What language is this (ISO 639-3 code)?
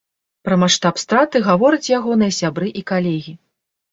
bel